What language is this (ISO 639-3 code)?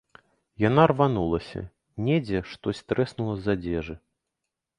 bel